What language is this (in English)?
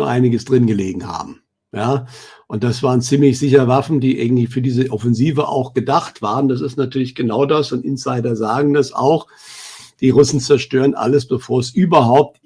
German